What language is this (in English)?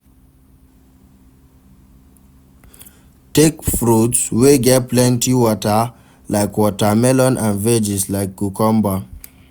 Nigerian Pidgin